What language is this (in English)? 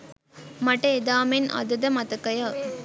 Sinhala